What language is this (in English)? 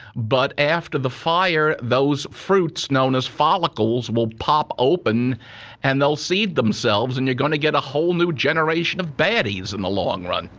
English